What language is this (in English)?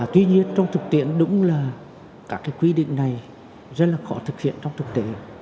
Vietnamese